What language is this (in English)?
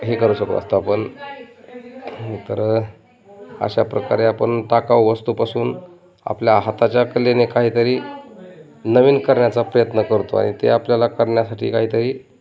Marathi